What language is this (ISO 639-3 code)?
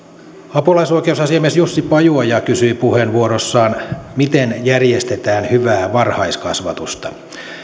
fin